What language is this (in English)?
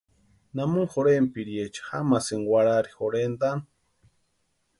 Western Highland Purepecha